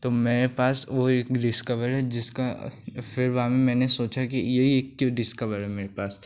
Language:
Hindi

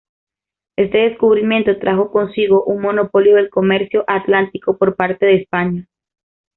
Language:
Spanish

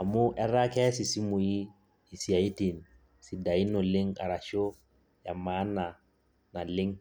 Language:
Masai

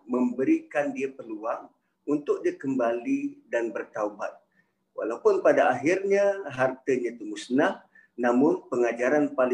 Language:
Malay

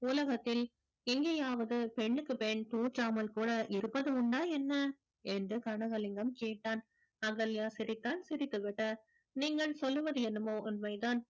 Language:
Tamil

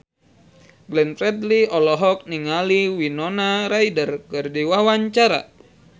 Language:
Sundanese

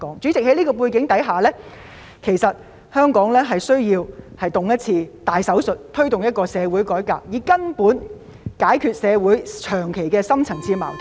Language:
Cantonese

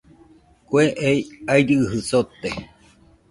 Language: Nüpode Huitoto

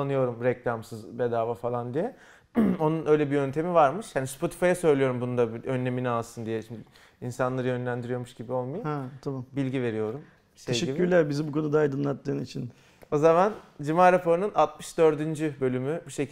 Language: Turkish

